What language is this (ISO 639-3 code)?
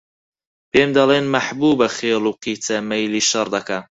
ckb